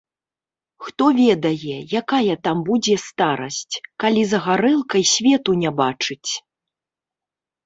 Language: Belarusian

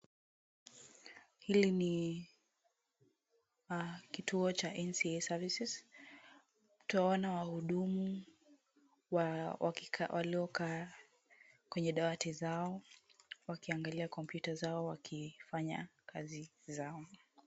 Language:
Swahili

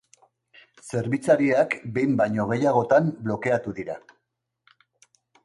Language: Basque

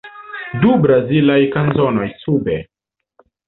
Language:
Esperanto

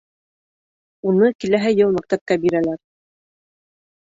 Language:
Bashkir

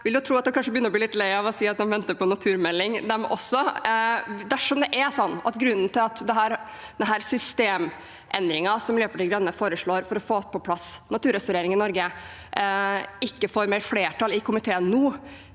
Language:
Norwegian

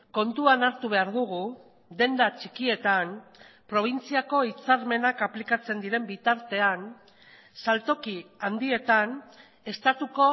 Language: Basque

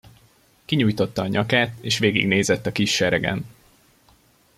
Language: Hungarian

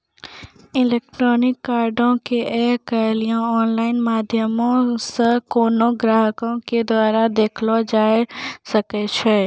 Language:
Maithili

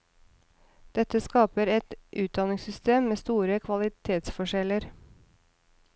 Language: Norwegian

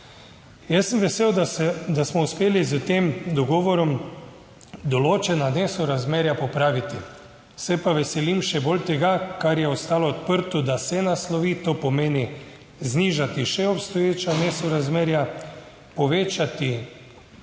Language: Slovenian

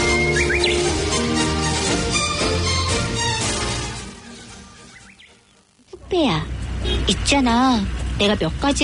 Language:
Korean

